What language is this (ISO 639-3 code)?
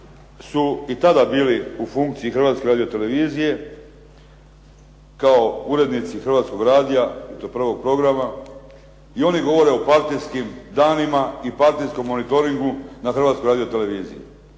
hrv